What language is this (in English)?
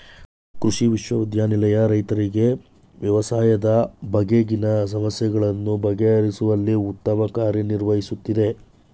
Kannada